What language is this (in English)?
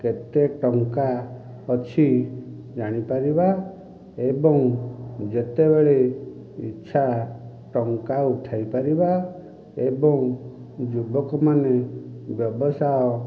Odia